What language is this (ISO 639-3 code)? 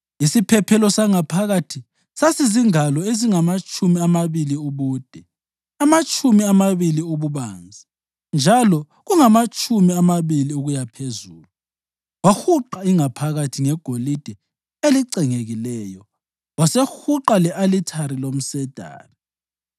nde